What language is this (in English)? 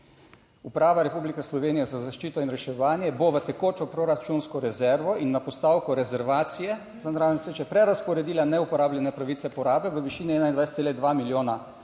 Slovenian